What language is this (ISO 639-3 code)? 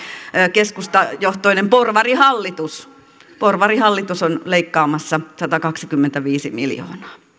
fin